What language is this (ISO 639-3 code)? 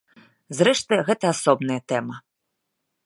bel